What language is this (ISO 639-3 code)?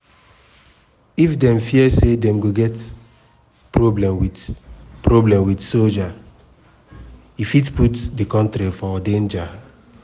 pcm